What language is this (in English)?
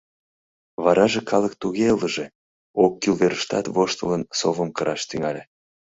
Mari